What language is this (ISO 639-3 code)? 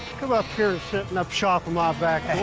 eng